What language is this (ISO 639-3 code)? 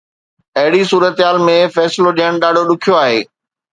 snd